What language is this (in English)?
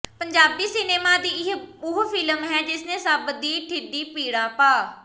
Punjabi